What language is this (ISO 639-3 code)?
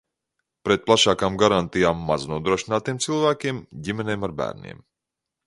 lav